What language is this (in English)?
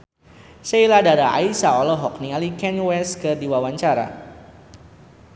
Sundanese